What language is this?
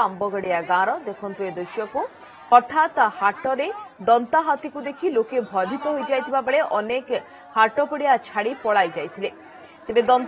Hindi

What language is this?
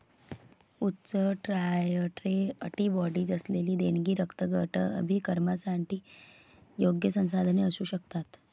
Marathi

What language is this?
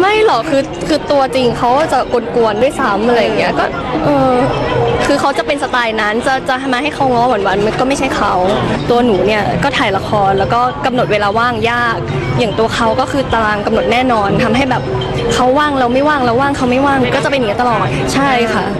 Thai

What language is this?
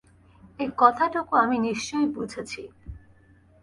Bangla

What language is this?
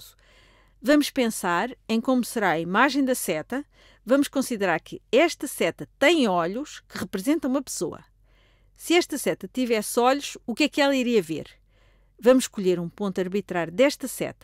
Portuguese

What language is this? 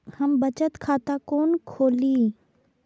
Maithili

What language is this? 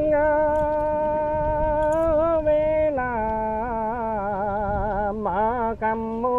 Vietnamese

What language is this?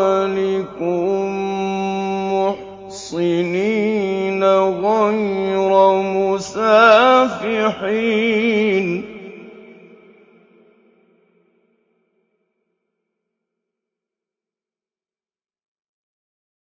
Arabic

